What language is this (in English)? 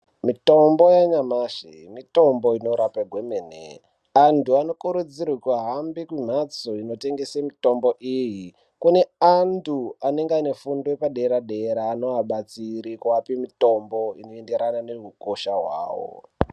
Ndau